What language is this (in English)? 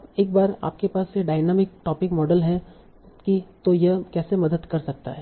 Hindi